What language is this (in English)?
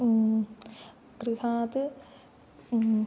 Sanskrit